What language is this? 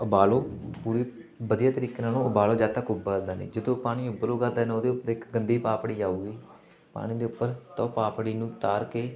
Punjabi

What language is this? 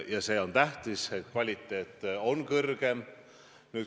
Estonian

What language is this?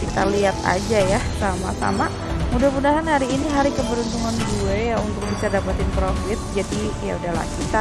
Indonesian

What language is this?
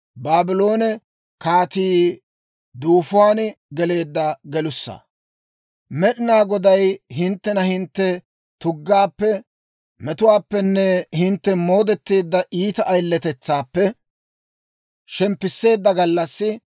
Dawro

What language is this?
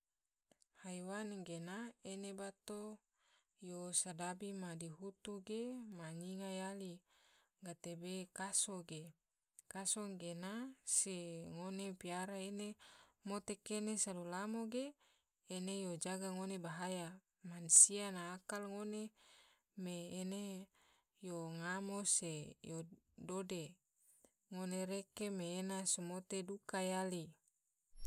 Tidore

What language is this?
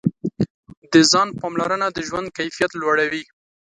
Pashto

